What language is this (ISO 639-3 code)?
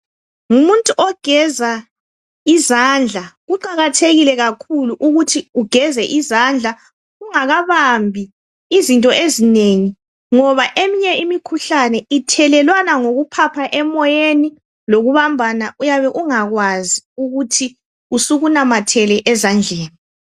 nde